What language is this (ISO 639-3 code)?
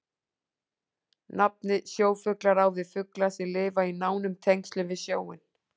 isl